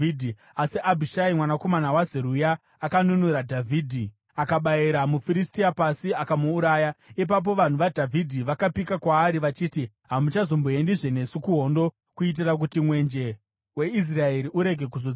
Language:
Shona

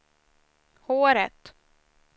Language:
Swedish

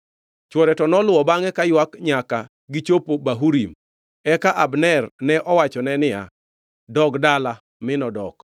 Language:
Luo (Kenya and Tanzania)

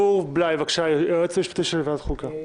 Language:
Hebrew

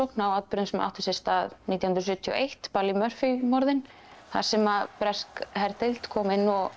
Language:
Icelandic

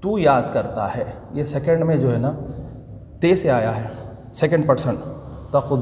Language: Hindi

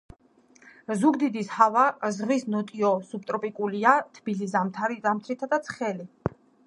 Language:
Georgian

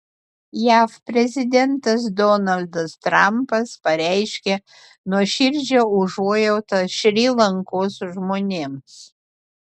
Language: Lithuanian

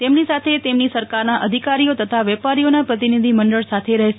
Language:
Gujarati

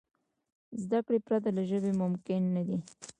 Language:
Pashto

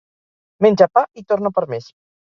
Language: Catalan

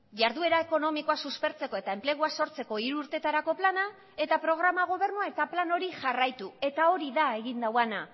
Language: Basque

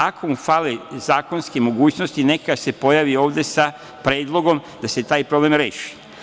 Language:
Serbian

